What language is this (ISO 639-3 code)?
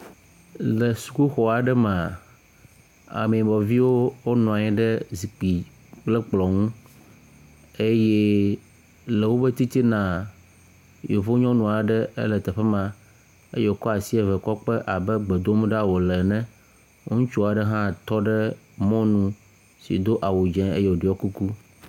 ewe